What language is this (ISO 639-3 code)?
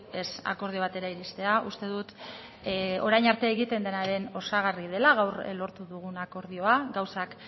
eus